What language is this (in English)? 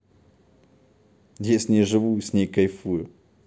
Russian